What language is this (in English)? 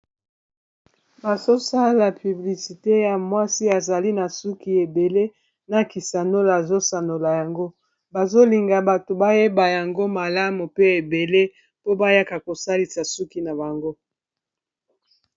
Lingala